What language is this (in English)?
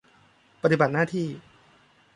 Thai